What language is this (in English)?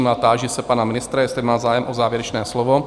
Czech